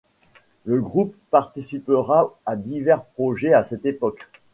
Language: French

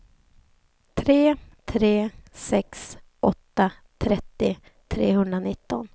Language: Swedish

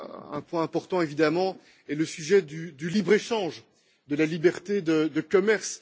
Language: French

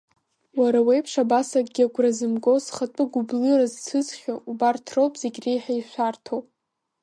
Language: Abkhazian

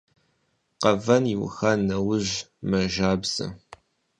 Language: Kabardian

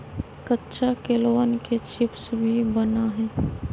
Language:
Magahi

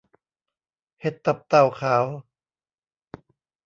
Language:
Thai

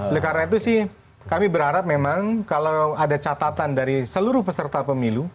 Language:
Indonesian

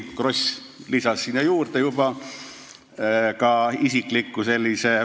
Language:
Estonian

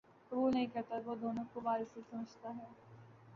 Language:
Urdu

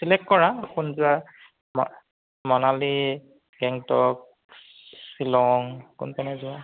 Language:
Assamese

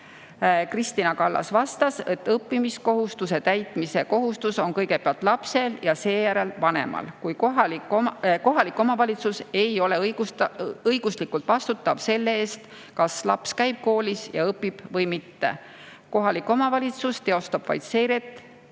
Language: Estonian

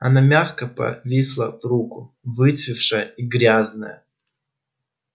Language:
Russian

